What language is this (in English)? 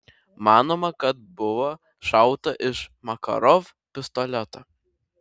Lithuanian